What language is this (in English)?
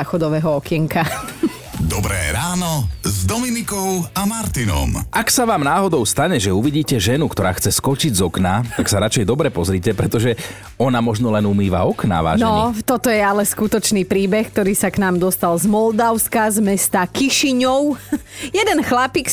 Slovak